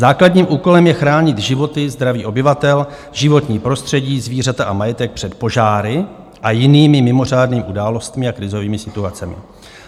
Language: Czech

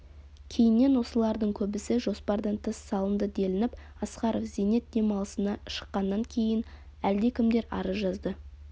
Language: Kazakh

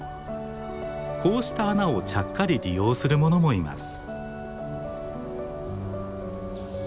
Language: Japanese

